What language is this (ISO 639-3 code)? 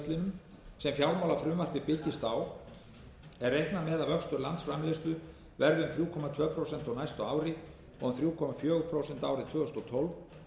isl